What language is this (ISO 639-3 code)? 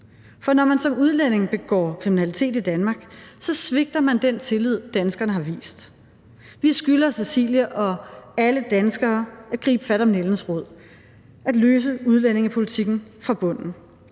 dan